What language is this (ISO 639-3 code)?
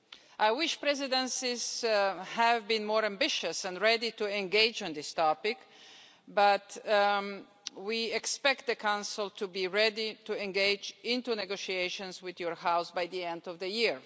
eng